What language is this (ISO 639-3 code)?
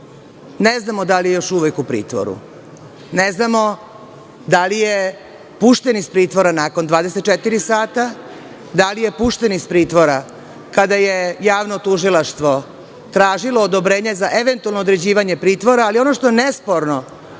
srp